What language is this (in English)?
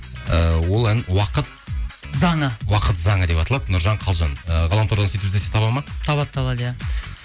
Kazakh